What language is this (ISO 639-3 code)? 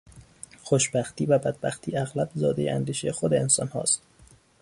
fas